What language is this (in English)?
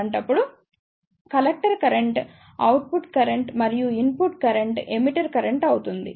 Telugu